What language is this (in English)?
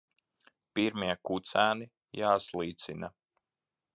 Latvian